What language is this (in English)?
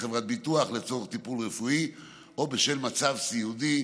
Hebrew